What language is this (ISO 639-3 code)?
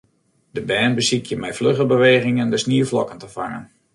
fry